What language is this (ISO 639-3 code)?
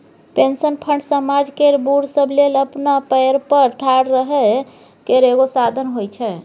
mai